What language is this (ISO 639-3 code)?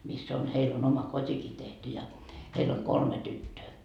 fin